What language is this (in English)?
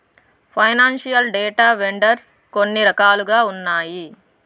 Telugu